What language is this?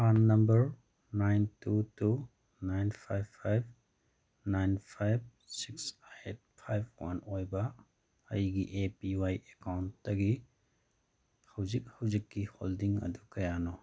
Manipuri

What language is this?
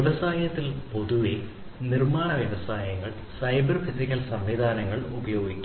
Malayalam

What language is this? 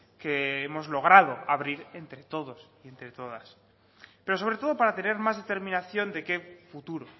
Spanish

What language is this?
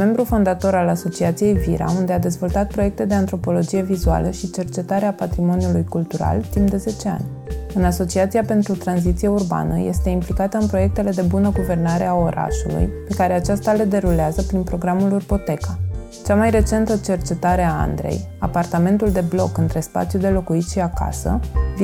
Romanian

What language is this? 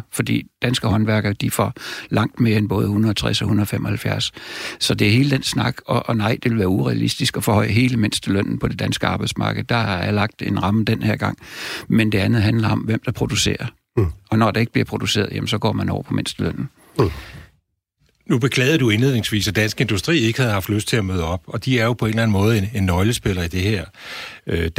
Danish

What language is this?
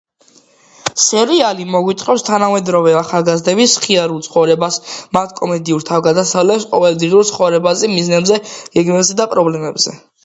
Georgian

